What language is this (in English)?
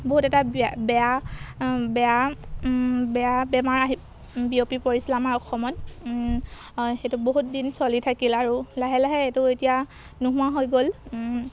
Assamese